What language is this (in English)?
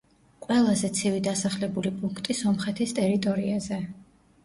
Georgian